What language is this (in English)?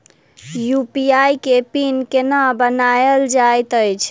Maithili